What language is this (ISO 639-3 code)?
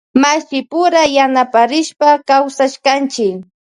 qvj